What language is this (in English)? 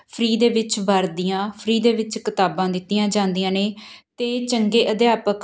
Punjabi